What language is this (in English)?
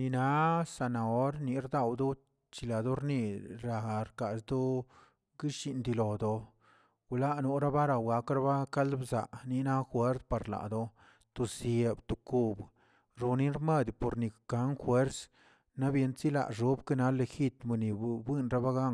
Tilquiapan Zapotec